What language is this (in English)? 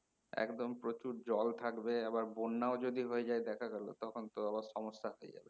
Bangla